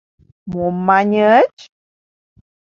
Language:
Mari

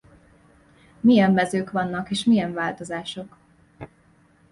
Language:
Hungarian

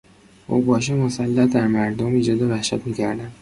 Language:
Persian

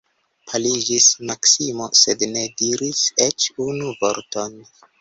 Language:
Esperanto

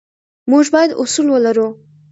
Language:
Pashto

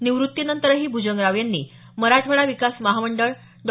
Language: Marathi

